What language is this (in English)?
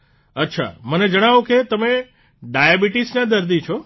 Gujarati